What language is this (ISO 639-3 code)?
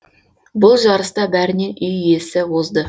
kaz